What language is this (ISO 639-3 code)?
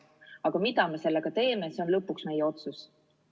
est